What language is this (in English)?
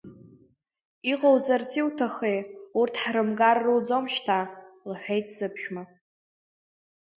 Abkhazian